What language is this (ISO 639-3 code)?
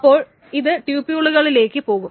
mal